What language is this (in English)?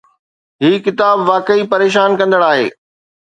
Sindhi